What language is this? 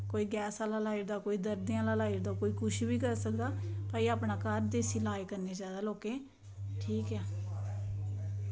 Dogri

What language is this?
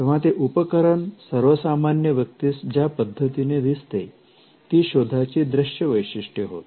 Marathi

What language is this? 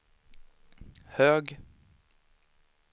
Swedish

